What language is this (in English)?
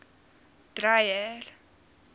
Afrikaans